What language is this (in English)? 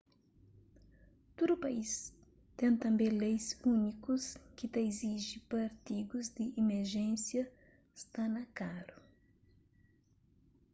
Kabuverdianu